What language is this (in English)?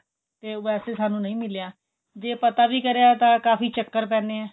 Punjabi